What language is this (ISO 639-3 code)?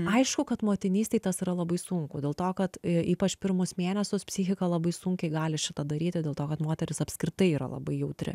lit